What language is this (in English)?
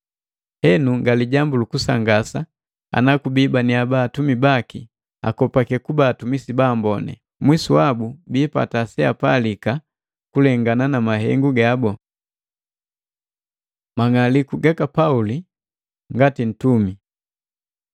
Matengo